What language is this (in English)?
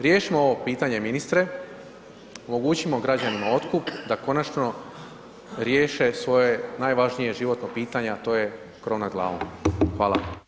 Croatian